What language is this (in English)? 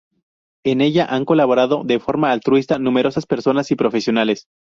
Spanish